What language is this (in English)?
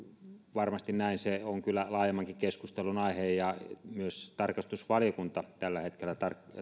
Finnish